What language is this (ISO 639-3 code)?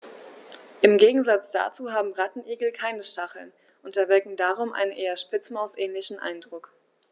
deu